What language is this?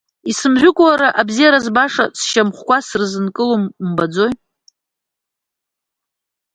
Abkhazian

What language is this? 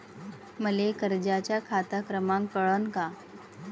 Marathi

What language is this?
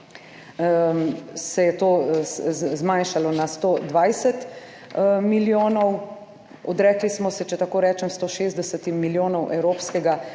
Slovenian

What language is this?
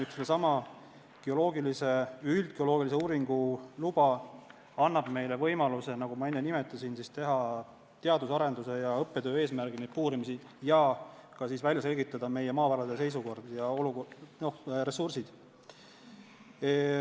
Estonian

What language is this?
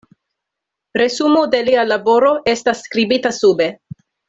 Esperanto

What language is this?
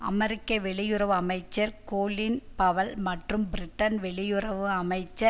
Tamil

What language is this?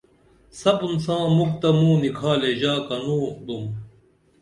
Dameli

